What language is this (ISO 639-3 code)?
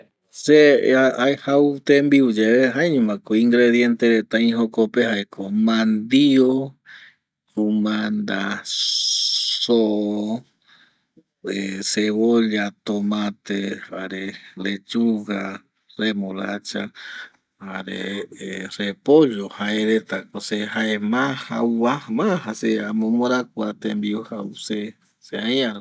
gui